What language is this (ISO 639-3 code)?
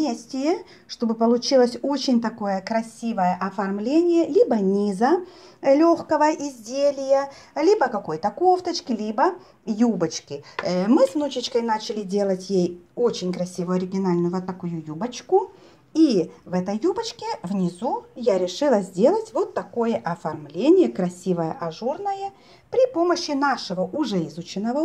rus